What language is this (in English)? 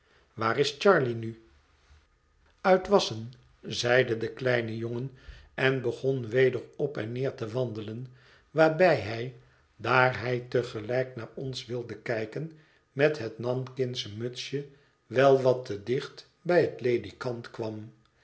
Dutch